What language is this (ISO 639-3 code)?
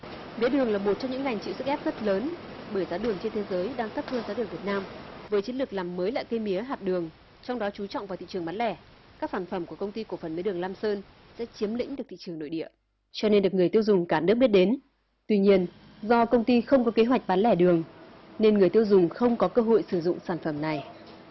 vie